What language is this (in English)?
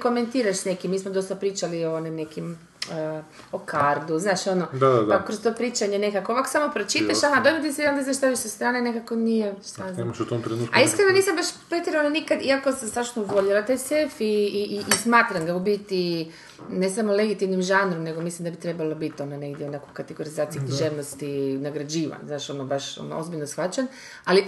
Croatian